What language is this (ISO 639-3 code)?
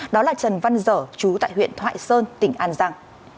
vie